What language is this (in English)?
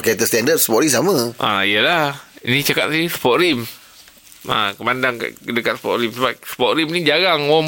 Malay